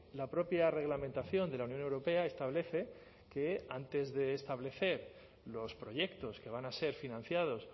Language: Spanish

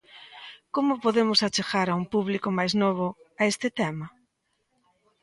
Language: Galician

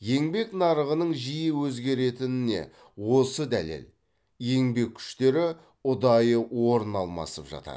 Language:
Kazakh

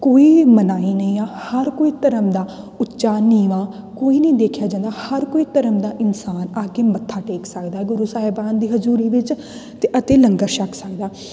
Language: Punjabi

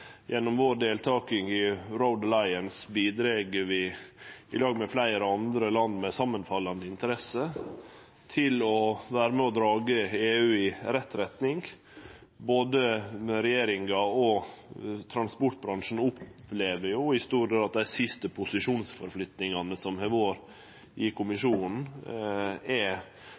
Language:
Norwegian Nynorsk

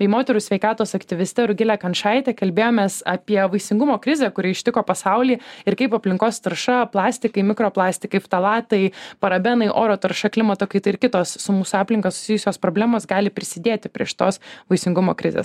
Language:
Lithuanian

